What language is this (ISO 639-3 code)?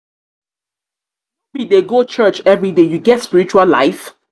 pcm